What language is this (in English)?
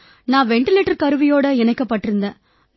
Tamil